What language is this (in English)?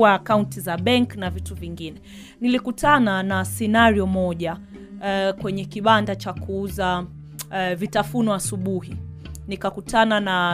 Swahili